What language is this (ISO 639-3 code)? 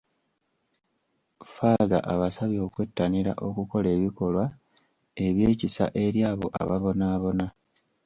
lug